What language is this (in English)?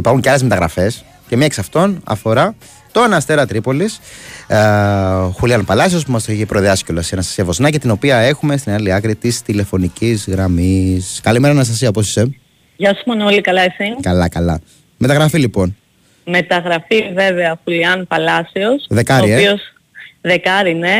Greek